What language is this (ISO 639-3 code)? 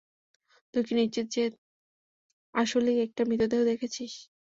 ben